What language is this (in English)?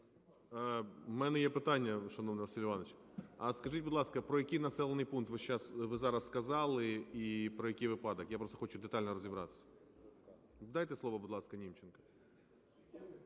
Ukrainian